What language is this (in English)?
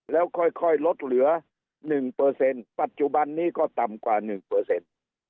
Thai